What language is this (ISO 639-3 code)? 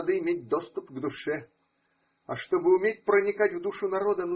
rus